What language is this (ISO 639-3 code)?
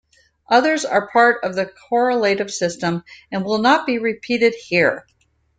eng